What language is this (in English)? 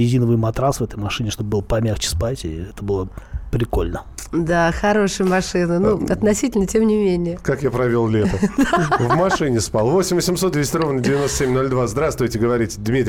Russian